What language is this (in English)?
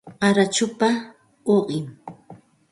Santa Ana de Tusi Pasco Quechua